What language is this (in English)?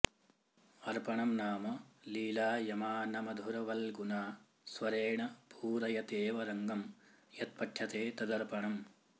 Sanskrit